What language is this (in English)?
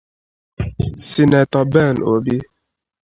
Igbo